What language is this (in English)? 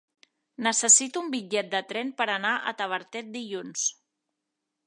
Catalan